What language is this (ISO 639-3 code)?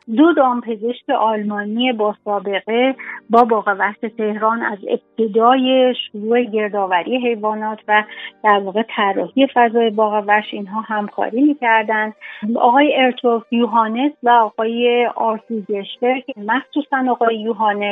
fas